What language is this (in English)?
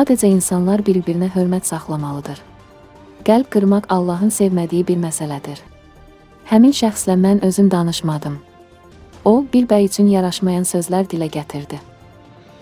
Turkish